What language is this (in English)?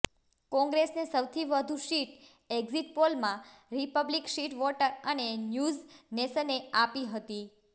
Gujarati